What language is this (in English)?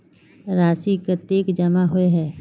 Magahi